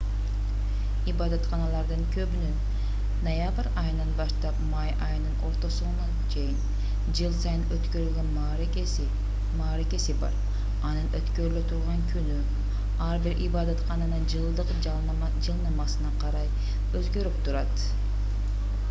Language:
Kyrgyz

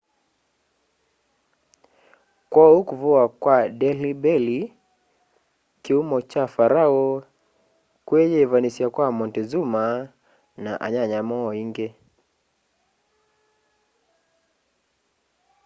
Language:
Kamba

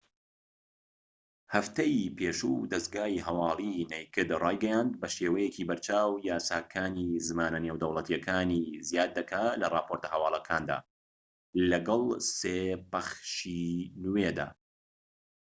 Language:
Central Kurdish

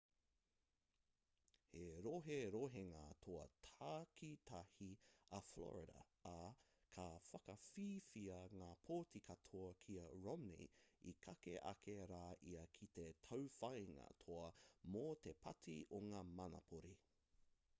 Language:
Māori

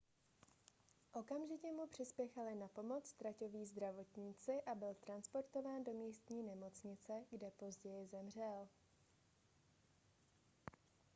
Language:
Czech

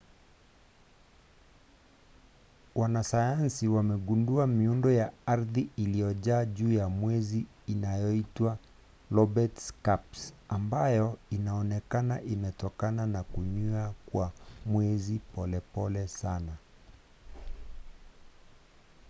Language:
Swahili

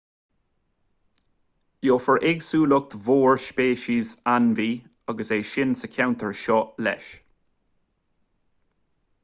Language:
Irish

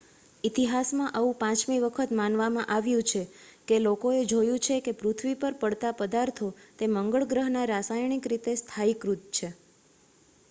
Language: Gujarati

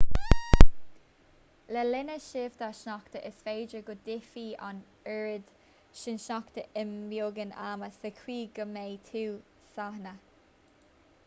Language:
Irish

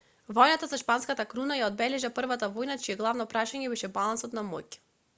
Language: Macedonian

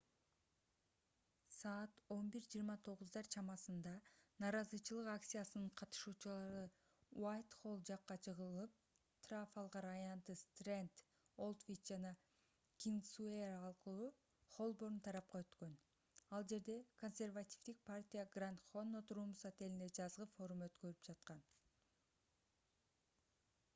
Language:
Kyrgyz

